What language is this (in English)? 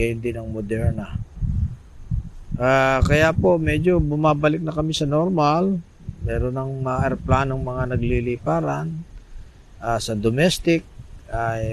Filipino